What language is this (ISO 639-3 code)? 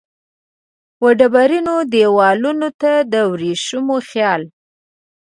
pus